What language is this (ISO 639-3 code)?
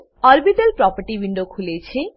guj